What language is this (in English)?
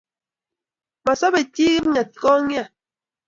Kalenjin